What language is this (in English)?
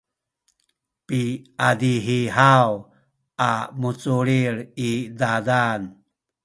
Sakizaya